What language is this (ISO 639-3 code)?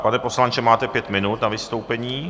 ces